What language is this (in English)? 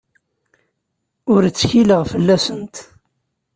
Kabyle